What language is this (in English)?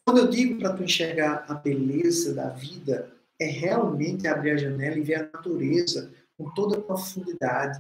Portuguese